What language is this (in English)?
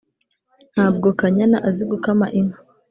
Kinyarwanda